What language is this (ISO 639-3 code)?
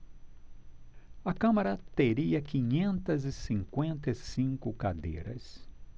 por